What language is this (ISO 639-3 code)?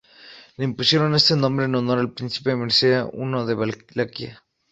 spa